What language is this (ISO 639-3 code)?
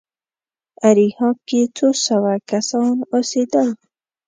pus